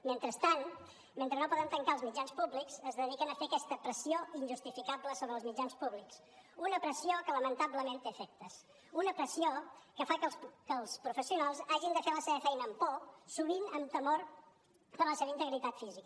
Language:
Catalan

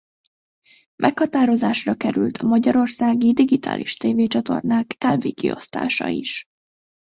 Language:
Hungarian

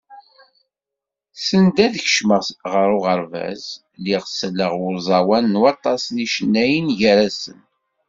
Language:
Kabyle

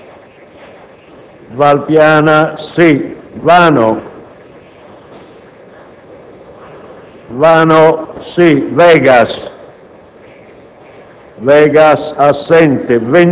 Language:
Italian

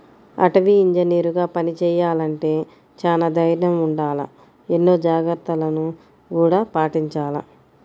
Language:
Telugu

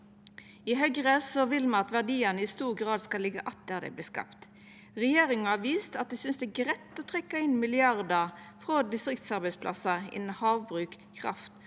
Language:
Norwegian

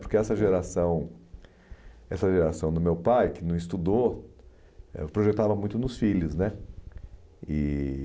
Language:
Portuguese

